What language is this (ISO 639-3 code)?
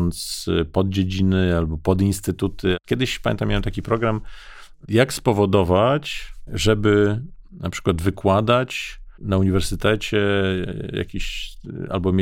pol